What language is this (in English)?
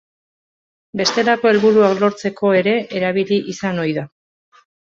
Basque